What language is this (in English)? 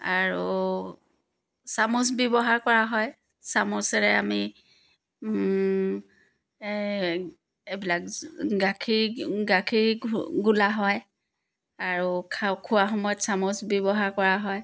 Assamese